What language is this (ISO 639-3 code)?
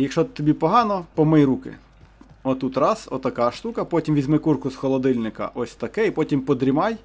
ukr